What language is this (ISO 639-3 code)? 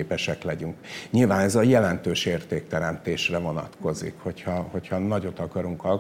hun